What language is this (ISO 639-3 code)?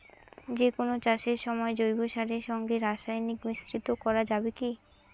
ben